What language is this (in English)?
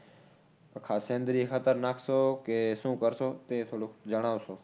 Gujarati